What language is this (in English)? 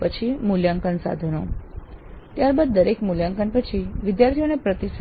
Gujarati